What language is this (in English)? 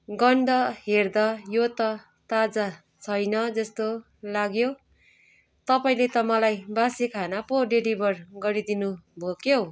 Nepali